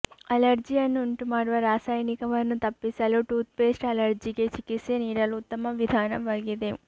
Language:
Kannada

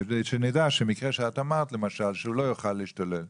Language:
Hebrew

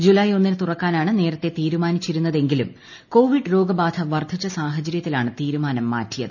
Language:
Malayalam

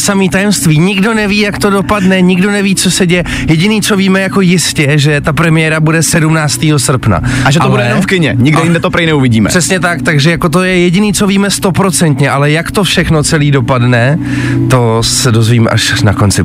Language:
Czech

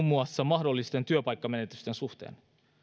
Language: Finnish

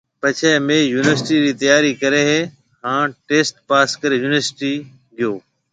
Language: Marwari (Pakistan)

